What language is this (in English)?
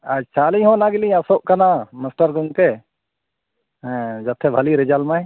Santali